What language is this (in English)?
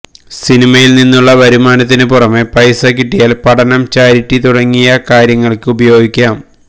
Malayalam